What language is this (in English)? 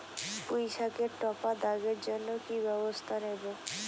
Bangla